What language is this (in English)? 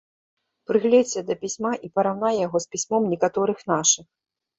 Belarusian